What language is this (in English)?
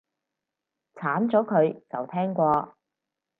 Cantonese